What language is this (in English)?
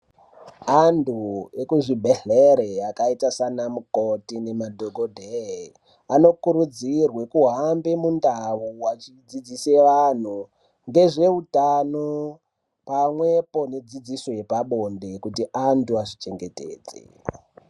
Ndau